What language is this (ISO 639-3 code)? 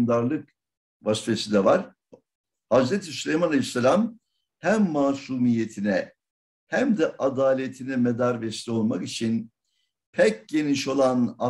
tur